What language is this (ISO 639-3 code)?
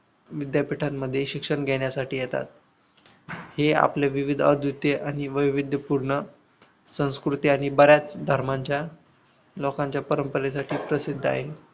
mar